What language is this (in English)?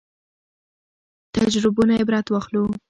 Pashto